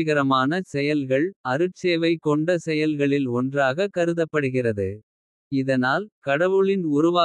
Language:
Kota (India)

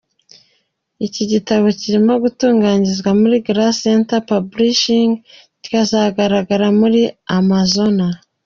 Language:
Kinyarwanda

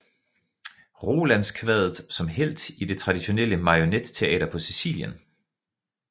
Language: Danish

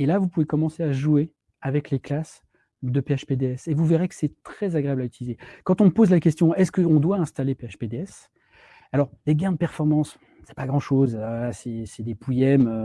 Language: French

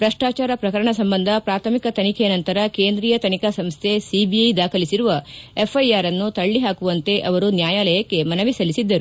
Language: Kannada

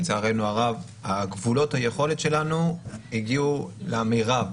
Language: Hebrew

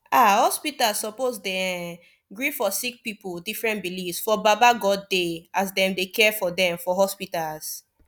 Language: Nigerian Pidgin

